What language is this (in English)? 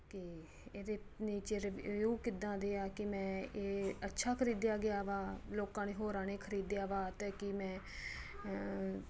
Punjabi